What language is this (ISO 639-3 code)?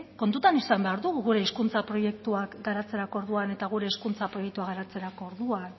eus